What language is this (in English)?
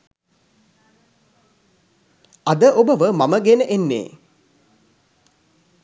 Sinhala